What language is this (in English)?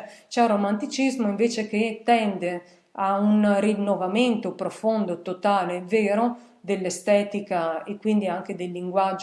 Italian